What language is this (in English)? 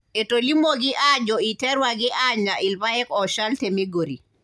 Masai